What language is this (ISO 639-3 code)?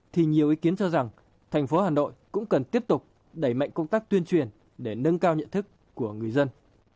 vie